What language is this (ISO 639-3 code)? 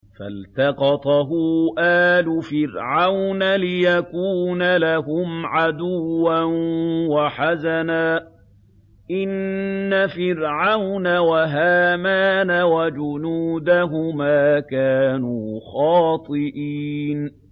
ara